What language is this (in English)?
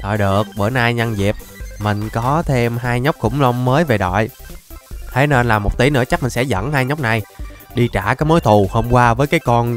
Vietnamese